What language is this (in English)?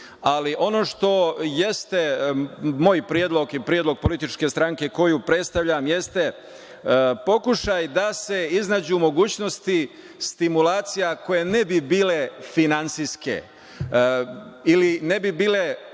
Serbian